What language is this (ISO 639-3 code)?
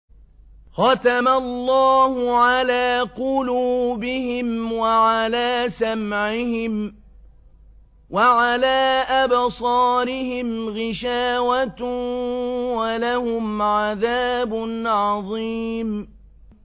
ara